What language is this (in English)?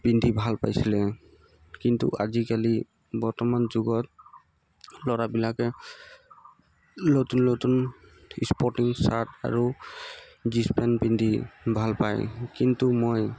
Assamese